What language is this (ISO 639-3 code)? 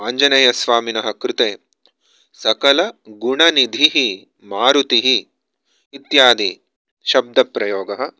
san